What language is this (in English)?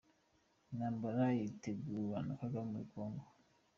Kinyarwanda